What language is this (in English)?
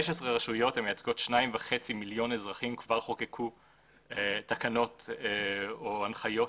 Hebrew